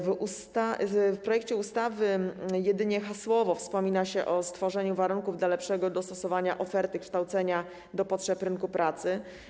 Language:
Polish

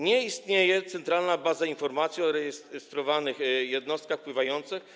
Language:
Polish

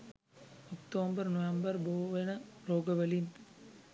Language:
Sinhala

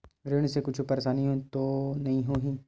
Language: Chhattisgarhi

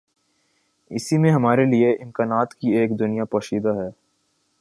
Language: Urdu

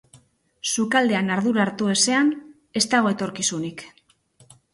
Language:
Basque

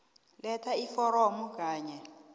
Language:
South Ndebele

